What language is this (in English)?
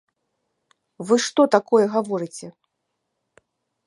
Belarusian